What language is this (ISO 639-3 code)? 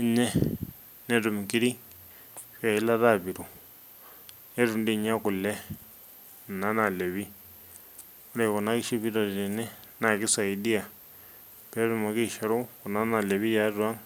mas